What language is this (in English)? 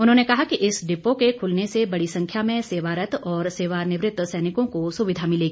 Hindi